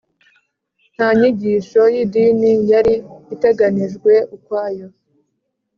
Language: Kinyarwanda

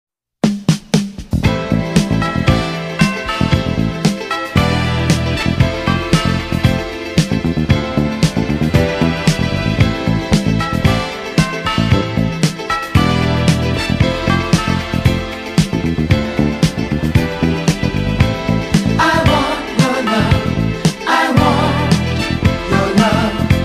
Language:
English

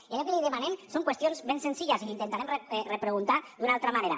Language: Catalan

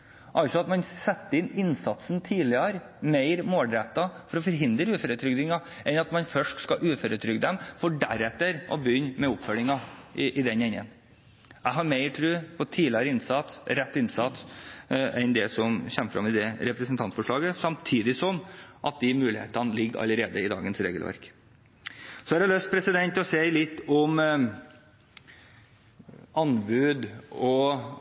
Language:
Norwegian Bokmål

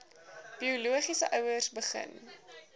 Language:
Afrikaans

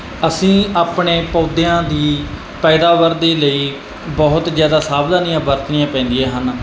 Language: Punjabi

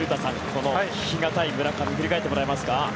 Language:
Japanese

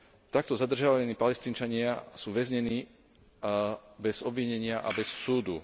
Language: Slovak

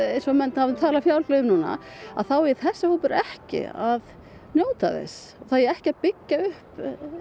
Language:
Icelandic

